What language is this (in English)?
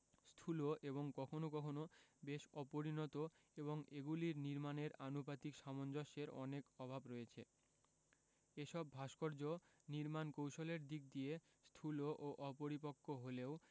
Bangla